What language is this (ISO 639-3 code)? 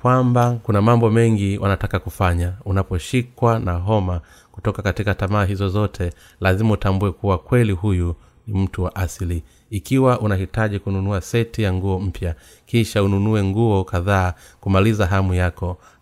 swa